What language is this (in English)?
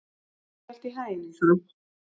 Icelandic